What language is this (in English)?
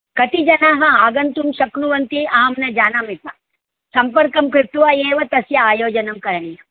Sanskrit